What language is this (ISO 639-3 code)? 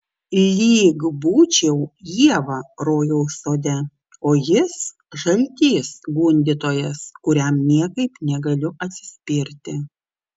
lit